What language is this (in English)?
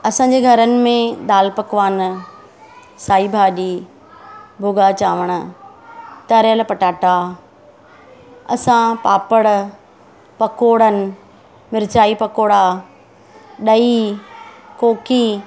Sindhi